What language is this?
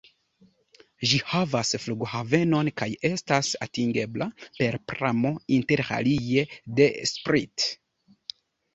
Esperanto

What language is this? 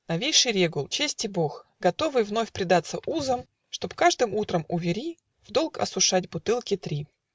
Russian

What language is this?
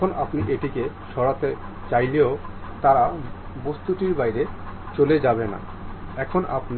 Bangla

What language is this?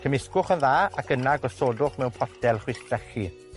Welsh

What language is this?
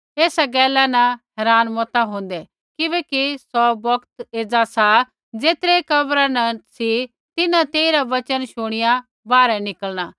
Kullu Pahari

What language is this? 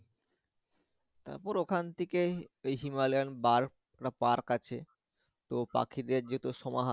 Bangla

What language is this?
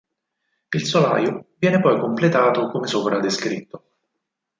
Italian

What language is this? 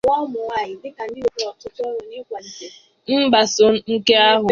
Igbo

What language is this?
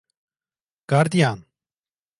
Turkish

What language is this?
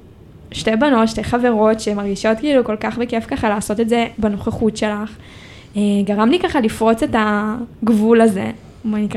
Hebrew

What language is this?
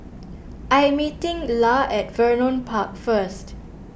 English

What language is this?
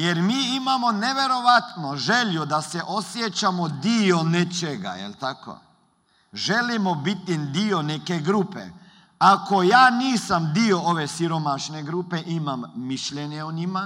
Croatian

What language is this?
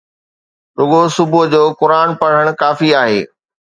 Sindhi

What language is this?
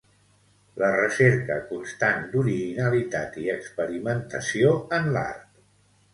Catalan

